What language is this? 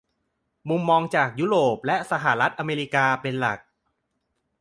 Thai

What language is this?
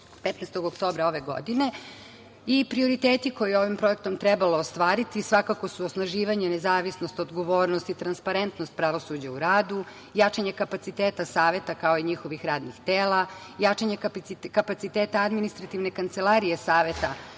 Serbian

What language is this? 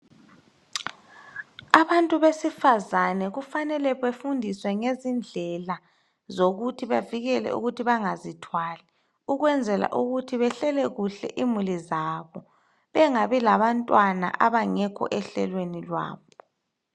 North Ndebele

